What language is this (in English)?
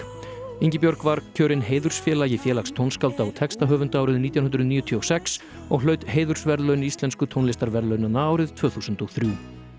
Icelandic